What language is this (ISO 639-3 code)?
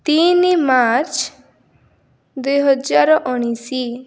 ori